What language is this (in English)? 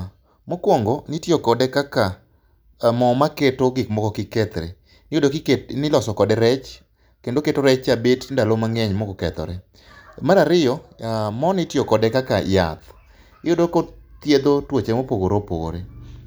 Luo (Kenya and Tanzania)